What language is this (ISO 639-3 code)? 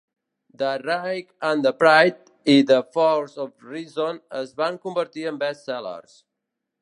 cat